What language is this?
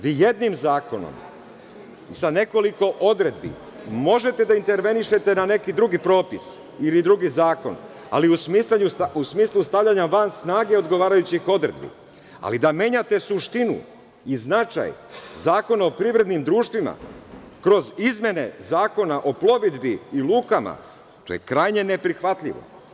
Serbian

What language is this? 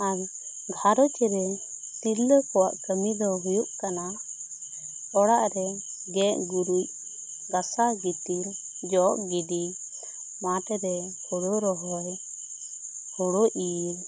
Santali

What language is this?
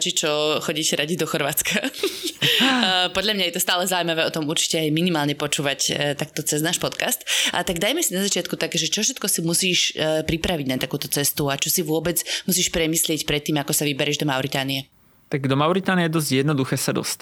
Slovak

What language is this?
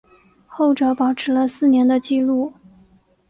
Chinese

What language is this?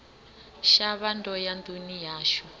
Venda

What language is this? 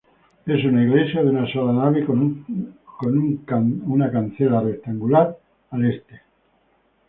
Spanish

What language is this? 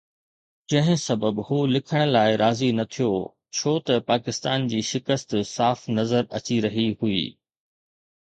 Sindhi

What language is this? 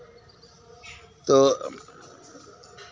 Santali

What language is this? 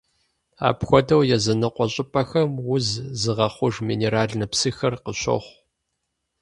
Kabardian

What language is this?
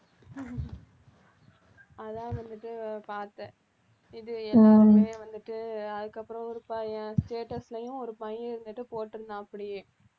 Tamil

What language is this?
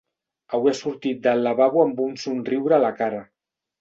Catalan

